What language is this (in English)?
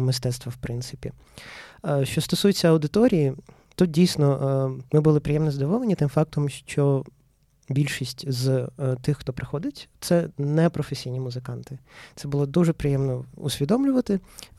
Ukrainian